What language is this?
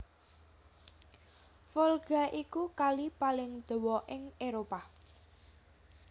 Javanese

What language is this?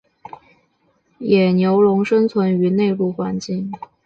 Chinese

